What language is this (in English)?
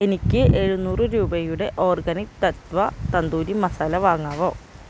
Malayalam